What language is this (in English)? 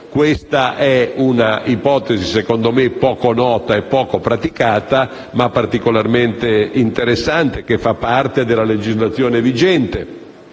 Italian